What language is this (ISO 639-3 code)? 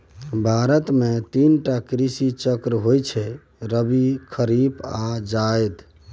mai